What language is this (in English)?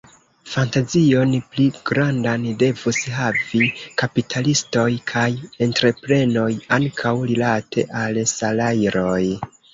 Esperanto